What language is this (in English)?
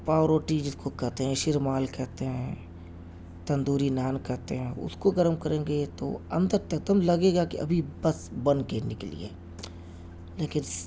Urdu